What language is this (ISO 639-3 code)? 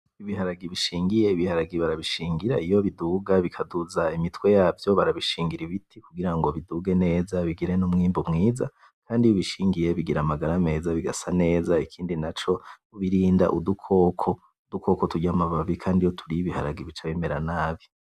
run